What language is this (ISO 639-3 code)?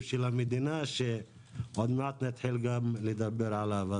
heb